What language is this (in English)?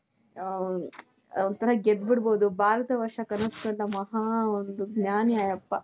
Kannada